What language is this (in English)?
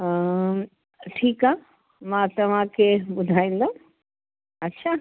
Sindhi